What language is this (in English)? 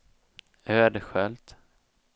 Swedish